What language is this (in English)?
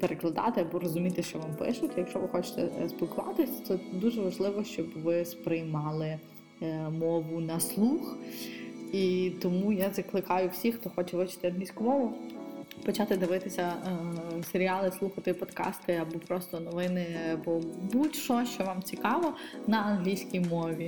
Ukrainian